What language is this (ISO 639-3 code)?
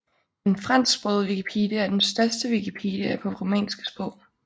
dan